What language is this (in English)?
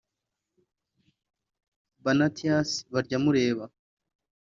Kinyarwanda